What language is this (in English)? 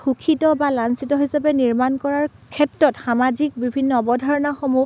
Assamese